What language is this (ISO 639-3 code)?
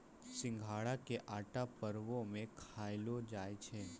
mai